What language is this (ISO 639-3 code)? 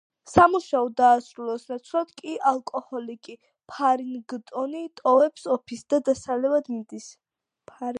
kat